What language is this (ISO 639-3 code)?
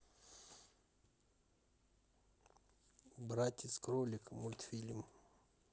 rus